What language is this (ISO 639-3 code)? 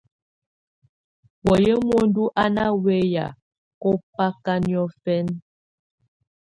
tvu